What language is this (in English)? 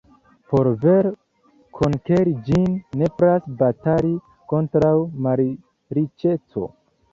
Esperanto